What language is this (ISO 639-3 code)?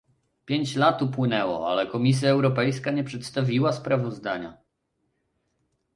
pol